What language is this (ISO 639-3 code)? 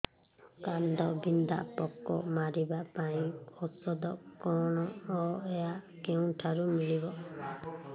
ori